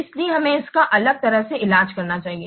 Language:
Hindi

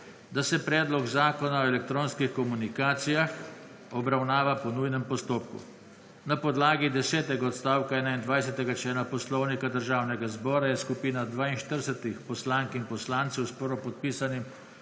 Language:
Slovenian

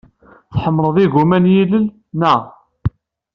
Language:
Kabyle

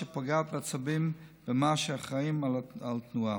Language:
Hebrew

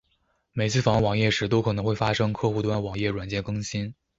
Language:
Chinese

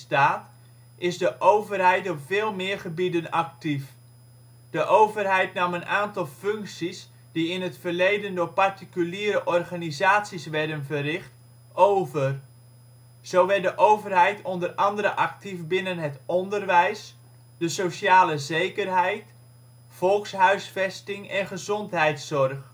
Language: Dutch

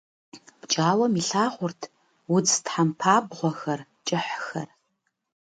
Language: Kabardian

